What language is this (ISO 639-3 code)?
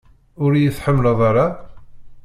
kab